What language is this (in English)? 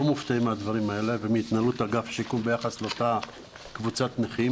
Hebrew